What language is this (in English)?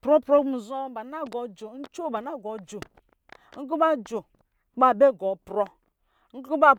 Lijili